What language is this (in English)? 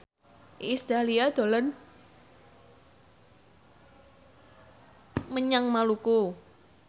Javanese